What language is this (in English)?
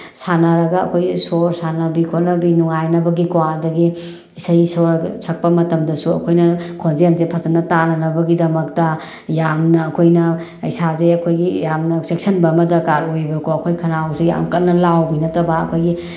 Manipuri